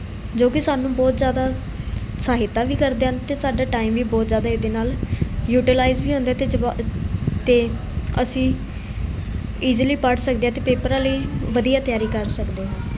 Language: Punjabi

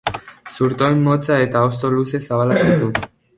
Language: Basque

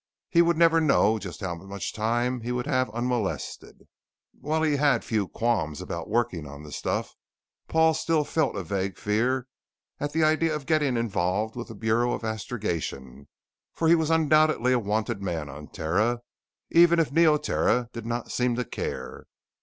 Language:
English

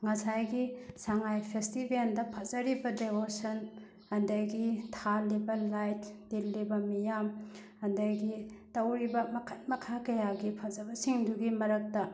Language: Manipuri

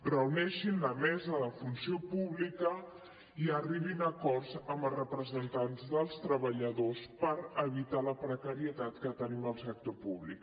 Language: Catalan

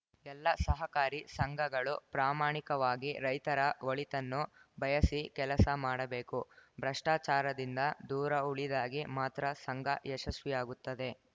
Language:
Kannada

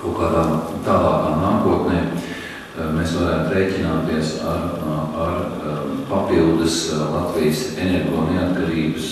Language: Latvian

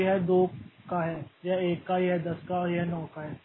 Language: Hindi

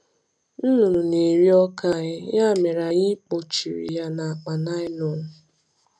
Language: Igbo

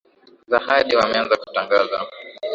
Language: Swahili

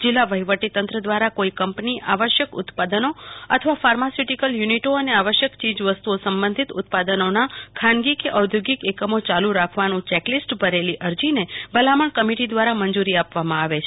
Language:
Gujarati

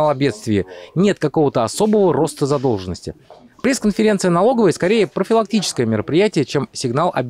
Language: Russian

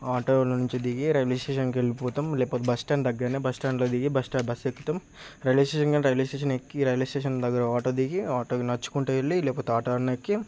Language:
Telugu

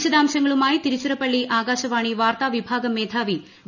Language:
Malayalam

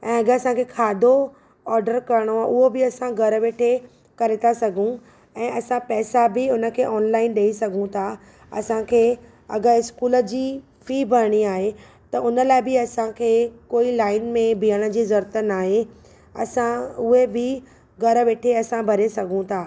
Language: Sindhi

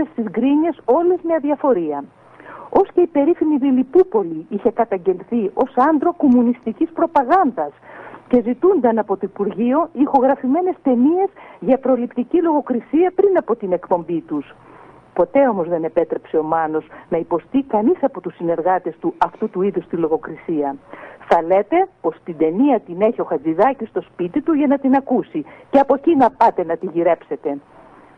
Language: Greek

